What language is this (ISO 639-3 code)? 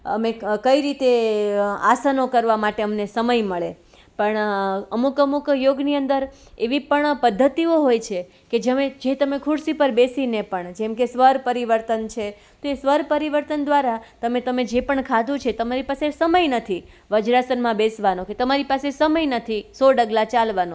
guj